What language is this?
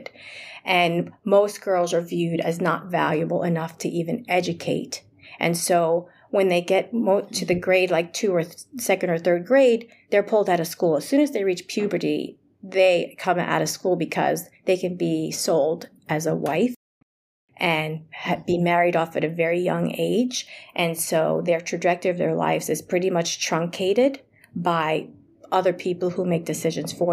English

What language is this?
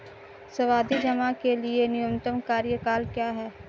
Hindi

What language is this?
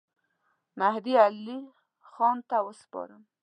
Pashto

